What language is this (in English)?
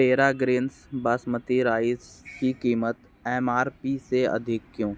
Hindi